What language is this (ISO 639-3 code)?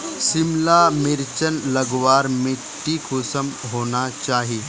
mag